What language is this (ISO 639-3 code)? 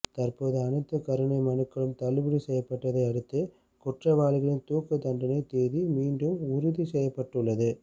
tam